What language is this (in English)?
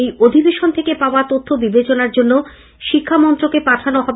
Bangla